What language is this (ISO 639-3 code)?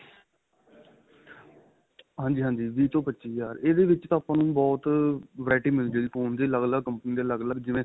pan